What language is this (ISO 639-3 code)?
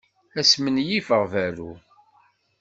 kab